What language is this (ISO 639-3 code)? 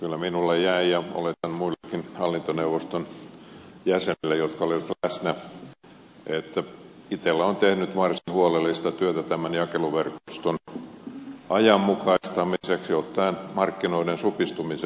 fin